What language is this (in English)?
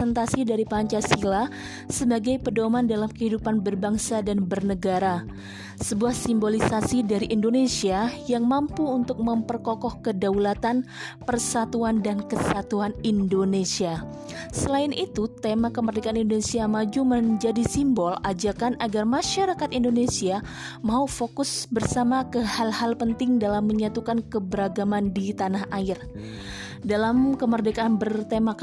Indonesian